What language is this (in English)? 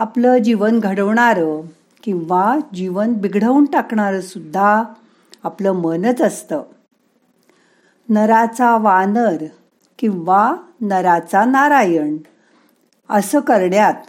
Marathi